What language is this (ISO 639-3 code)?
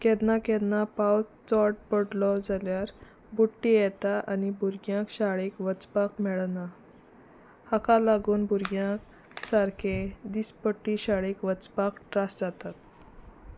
kok